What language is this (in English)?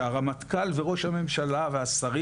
Hebrew